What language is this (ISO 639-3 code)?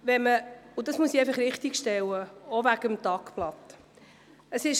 gsw